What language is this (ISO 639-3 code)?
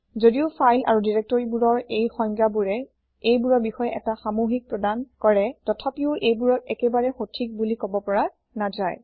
asm